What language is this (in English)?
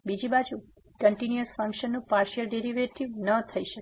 Gujarati